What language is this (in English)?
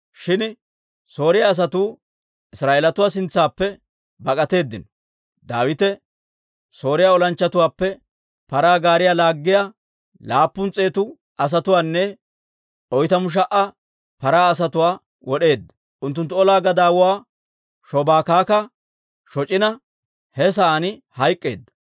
Dawro